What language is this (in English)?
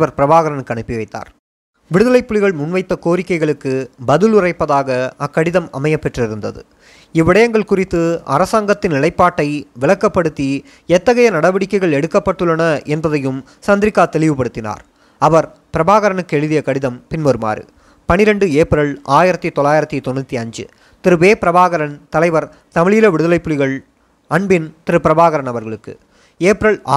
Tamil